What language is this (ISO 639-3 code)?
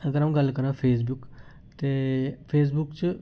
doi